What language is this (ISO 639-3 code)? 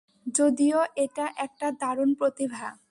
ben